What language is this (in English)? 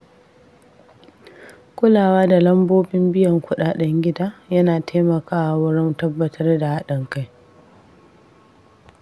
Hausa